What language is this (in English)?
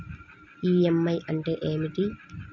Telugu